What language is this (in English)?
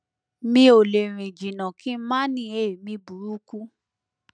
Yoruba